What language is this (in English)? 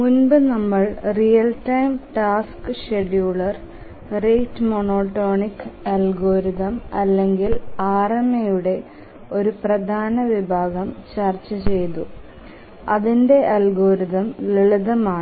Malayalam